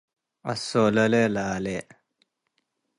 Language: Tigre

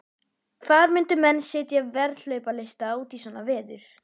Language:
Icelandic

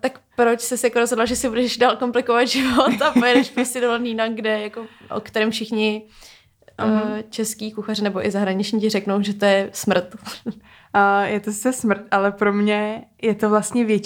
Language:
Czech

